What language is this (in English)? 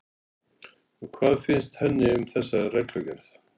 Icelandic